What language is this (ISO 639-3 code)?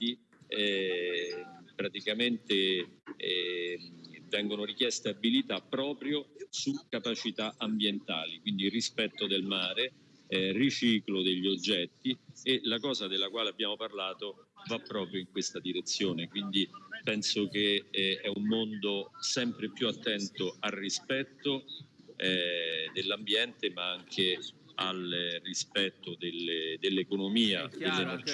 ita